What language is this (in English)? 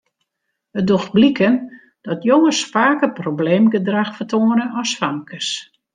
Western Frisian